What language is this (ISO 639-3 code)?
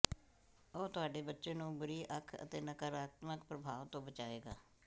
pan